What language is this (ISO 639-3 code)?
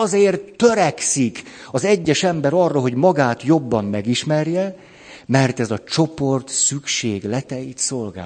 hun